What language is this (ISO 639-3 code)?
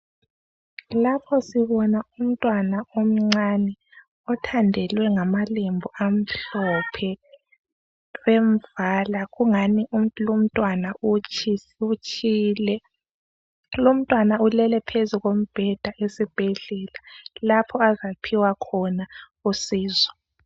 nde